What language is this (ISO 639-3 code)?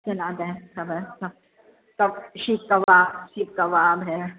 snd